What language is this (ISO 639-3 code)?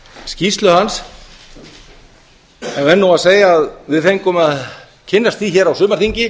isl